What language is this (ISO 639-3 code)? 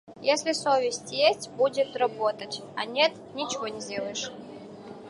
rus